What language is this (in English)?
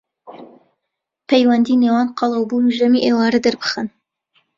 Central Kurdish